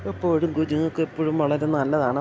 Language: Malayalam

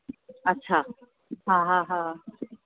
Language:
Sindhi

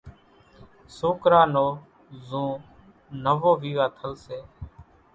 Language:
Kachi Koli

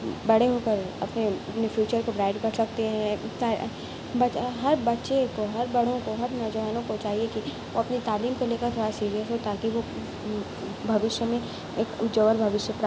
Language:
Urdu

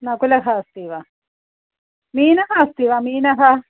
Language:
Sanskrit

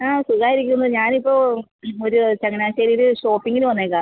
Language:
Malayalam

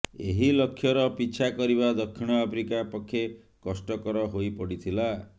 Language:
Odia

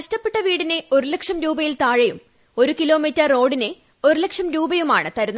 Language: Malayalam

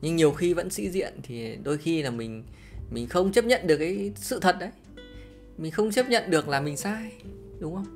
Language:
Vietnamese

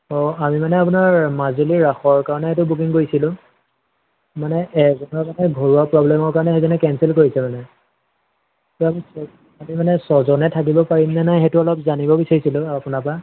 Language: Assamese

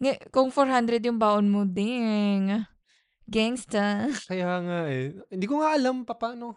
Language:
Filipino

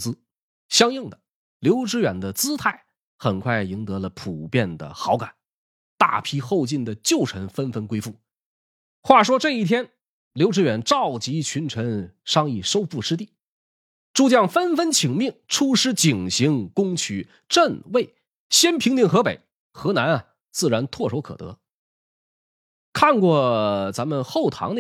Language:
Chinese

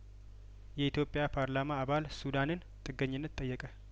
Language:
Amharic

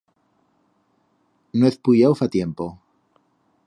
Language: Aragonese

